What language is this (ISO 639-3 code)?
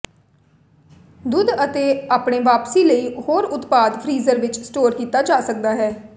pan